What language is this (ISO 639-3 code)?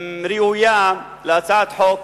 heb